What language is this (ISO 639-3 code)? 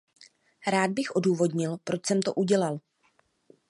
ces